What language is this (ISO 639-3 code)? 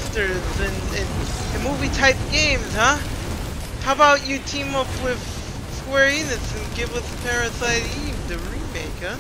eng